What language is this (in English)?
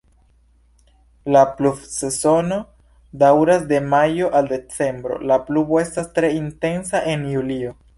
Esperanto